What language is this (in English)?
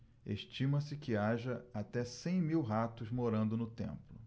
Portuguese